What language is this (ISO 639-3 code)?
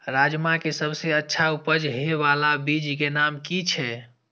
mai